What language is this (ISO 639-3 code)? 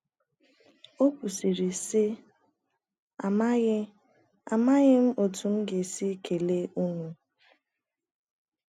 ibo